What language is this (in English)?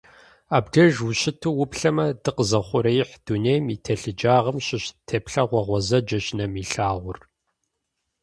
Kabardian